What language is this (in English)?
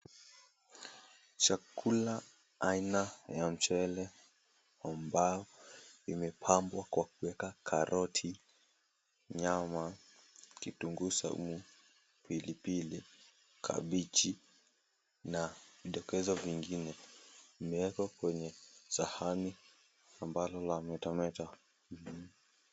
Swahili